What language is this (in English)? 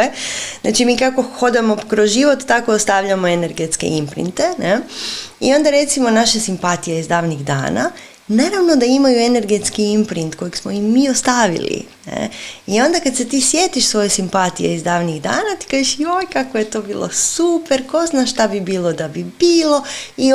Croatian